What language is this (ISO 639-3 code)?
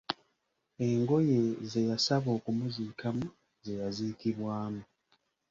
lug